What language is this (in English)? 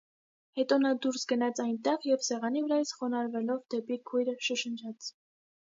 Armenian